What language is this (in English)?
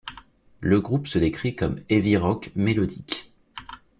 French